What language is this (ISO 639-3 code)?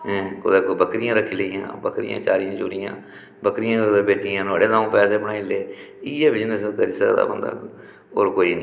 doi